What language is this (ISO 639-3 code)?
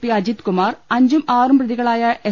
mal